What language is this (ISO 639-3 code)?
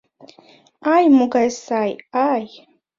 chm